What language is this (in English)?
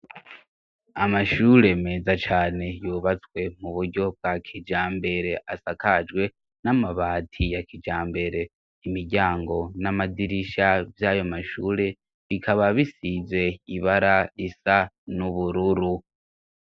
Rundi